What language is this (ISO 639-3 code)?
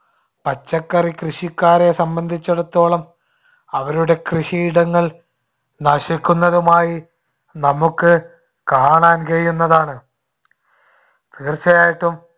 mal